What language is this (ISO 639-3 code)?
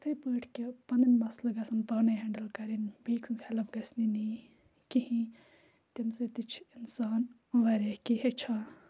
kas